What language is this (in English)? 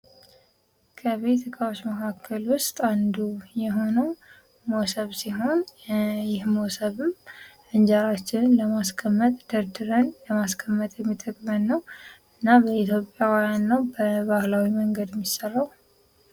Amharic